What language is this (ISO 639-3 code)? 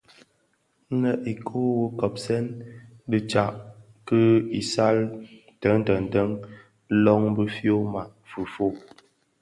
ksf